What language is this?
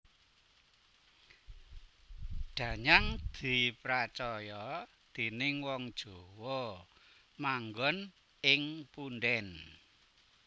Javanese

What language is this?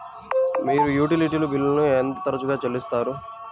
Telugu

